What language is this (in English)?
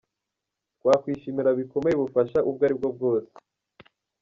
Kinyarwanda